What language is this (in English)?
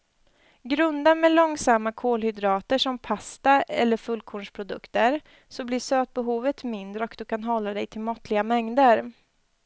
Swedish